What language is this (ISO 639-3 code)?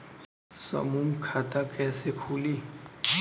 bho